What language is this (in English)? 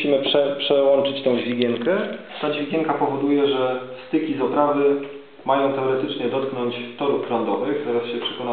Polish